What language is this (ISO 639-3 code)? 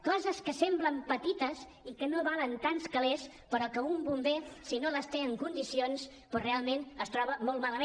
cat